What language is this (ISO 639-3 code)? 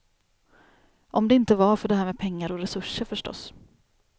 swe